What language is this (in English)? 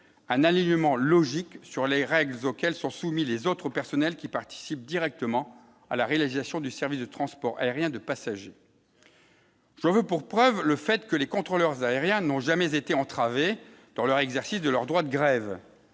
French